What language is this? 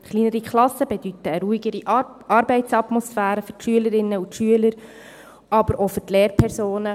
Swiss German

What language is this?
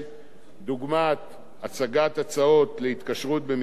Hebrew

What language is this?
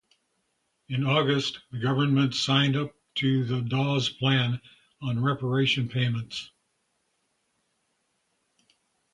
English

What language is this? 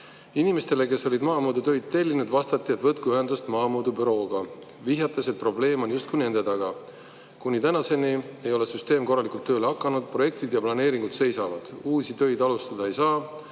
Estonian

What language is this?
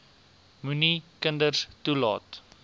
Afrikaans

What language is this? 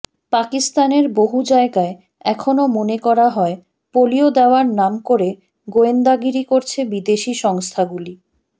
Bangla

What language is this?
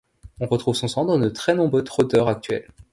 French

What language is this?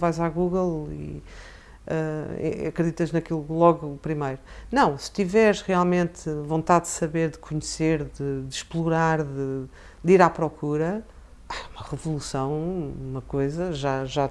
Portuguese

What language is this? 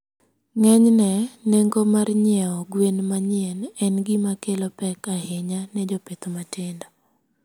Luo (Kenya and Tanzania)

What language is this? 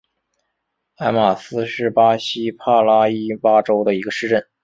Chinese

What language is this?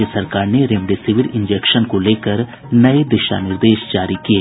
Hindi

